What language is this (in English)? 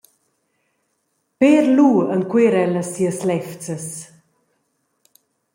Romansh